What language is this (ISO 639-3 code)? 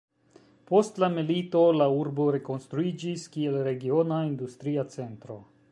epo